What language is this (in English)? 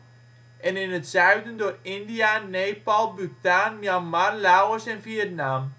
Dutch